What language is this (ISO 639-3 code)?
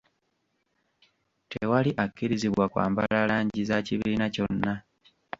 lug